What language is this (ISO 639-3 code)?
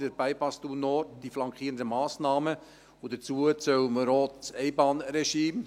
gsw